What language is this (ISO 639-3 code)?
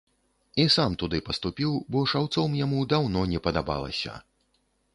bel